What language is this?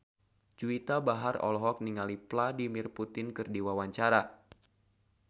Sundanese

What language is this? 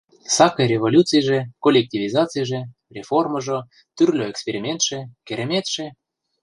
Mari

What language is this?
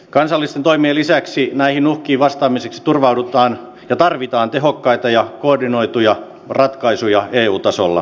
Finnish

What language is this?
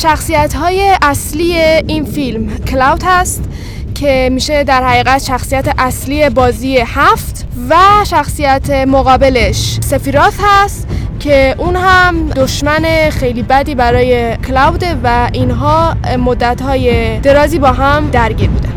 Persian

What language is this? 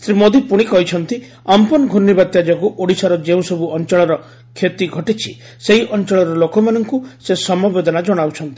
Odia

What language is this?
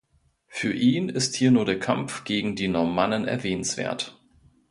German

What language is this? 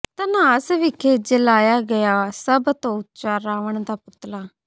Punjabi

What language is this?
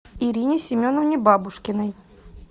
Russian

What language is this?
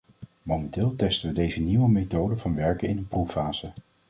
Dutch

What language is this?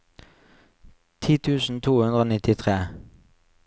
Norwegian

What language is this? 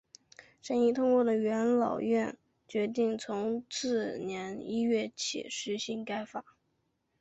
Chinese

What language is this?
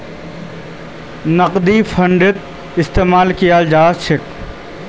Magahi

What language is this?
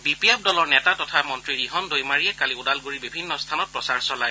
Assamese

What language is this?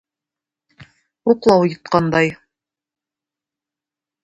Tatar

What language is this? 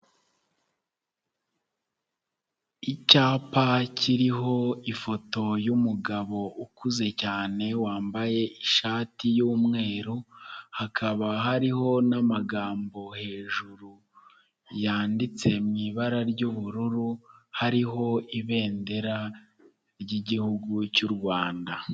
Kinyarwanda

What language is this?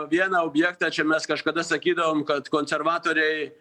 Lithuanian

